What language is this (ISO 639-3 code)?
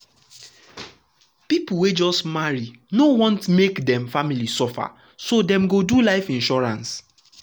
pcm